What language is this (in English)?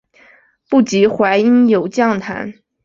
Chinese